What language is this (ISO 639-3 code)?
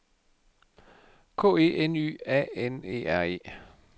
dan